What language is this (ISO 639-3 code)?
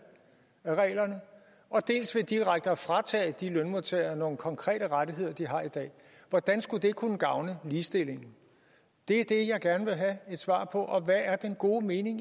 dan